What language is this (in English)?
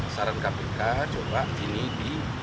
Indonesian